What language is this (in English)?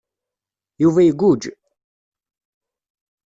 Kabyle